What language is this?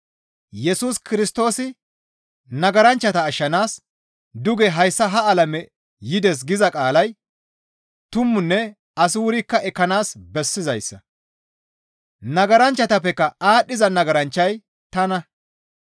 Gamo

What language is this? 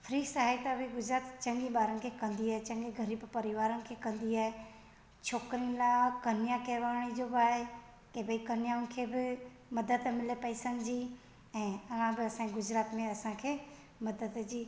Sindhi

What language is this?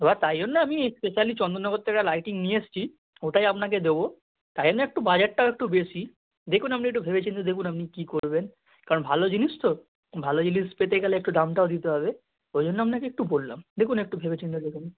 Bangla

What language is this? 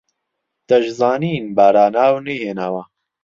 Central Kurdish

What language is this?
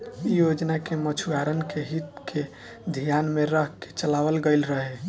Bhojpuri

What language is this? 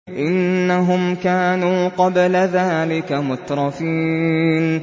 Arabic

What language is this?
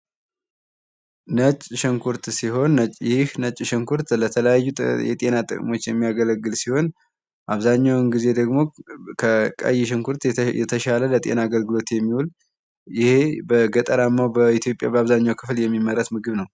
Amharic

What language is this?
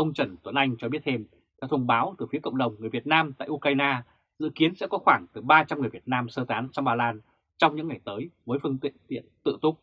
Vietnamese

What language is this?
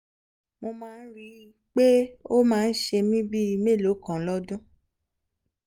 Yoruba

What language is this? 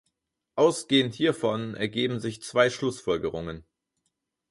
German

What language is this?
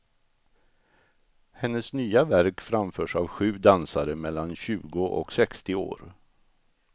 Swedish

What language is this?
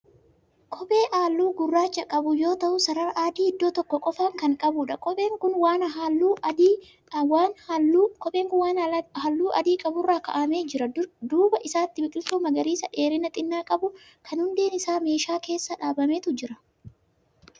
Oromo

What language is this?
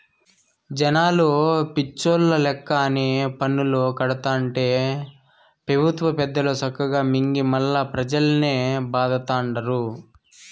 Telugu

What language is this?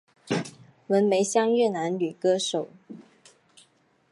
Chinese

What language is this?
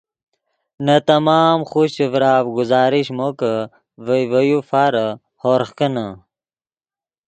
Yidgha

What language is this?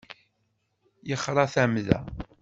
Kabyle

